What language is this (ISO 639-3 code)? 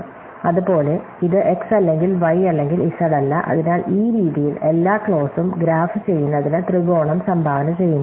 mal